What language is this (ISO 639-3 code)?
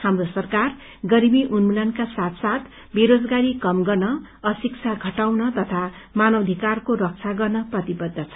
nep